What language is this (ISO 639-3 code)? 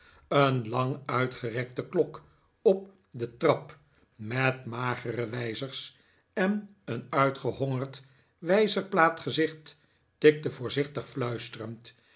nld